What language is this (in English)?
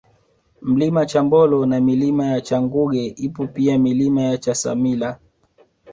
Swahili